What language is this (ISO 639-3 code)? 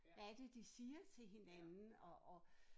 dan